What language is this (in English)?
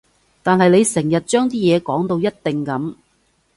Cantonese